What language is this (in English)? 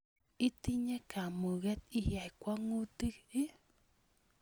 Kalenjin